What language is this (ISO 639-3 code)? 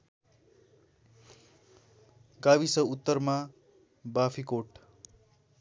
nep